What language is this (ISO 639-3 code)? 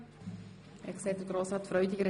gsw